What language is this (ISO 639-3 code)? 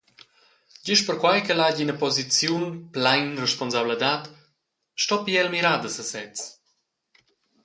roh